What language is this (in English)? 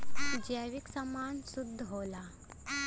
Bhojpuri